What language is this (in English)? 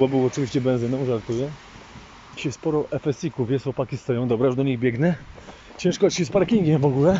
Polish